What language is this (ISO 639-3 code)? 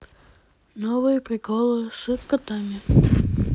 rus